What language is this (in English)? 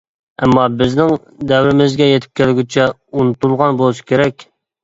Uyghur